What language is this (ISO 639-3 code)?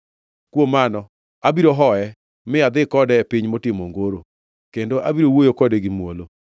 luo